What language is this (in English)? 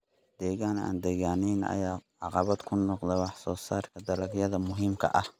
Somali